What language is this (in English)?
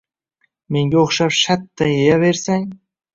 Uzbek